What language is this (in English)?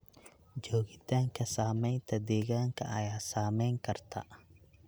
Somali